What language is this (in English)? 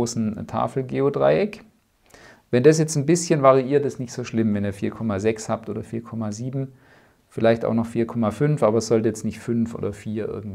German